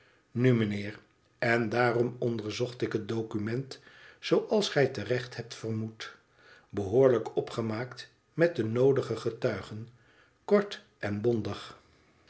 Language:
Dutch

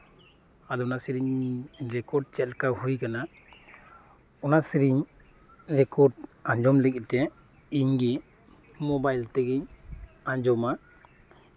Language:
Santali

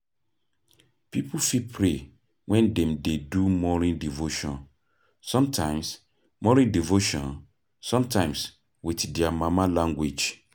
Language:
Nigerian Pidgin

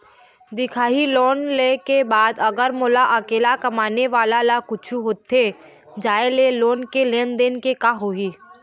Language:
Chhattisgarhi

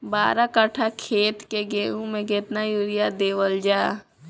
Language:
Bhojpuri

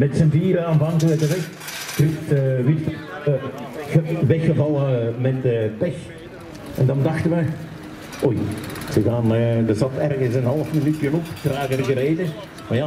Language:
Dutch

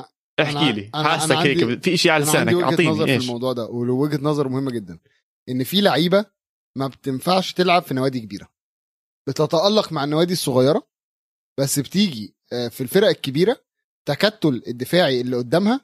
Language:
Arabic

